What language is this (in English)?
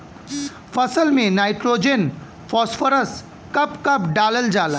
Bhojpuri